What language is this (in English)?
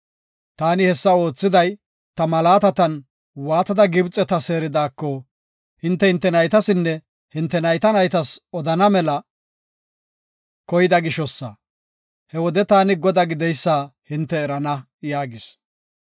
Gofa